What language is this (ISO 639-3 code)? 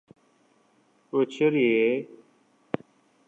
uzb